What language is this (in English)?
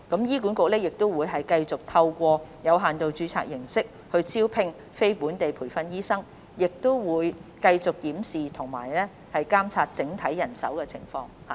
Cantonese